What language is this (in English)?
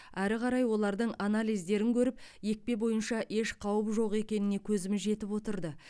Kazakh